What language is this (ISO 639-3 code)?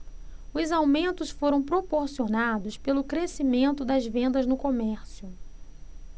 por